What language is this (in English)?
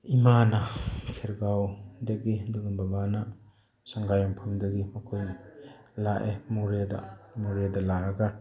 Manipuri